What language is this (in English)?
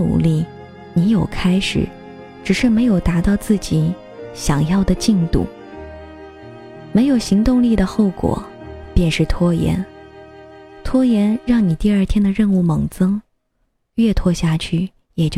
Chinese